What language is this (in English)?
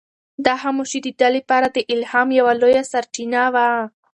Pashto